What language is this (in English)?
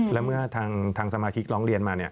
Thai